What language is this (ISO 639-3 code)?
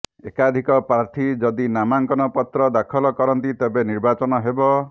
ori